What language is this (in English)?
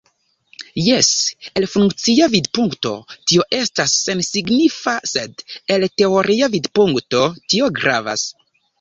Esperanto